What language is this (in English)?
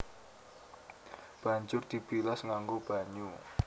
Javanese